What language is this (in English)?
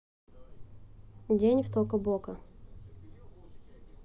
Russian